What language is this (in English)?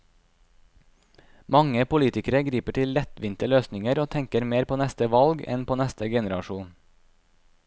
Norwegian